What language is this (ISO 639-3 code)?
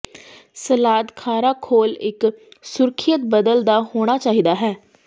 pan